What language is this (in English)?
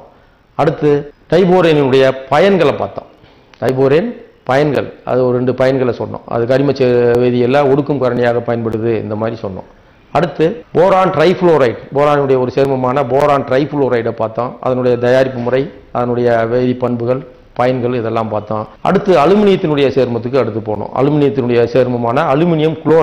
Romanian